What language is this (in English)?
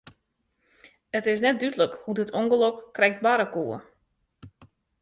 Western Frisian